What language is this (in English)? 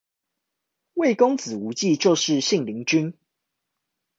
Chinese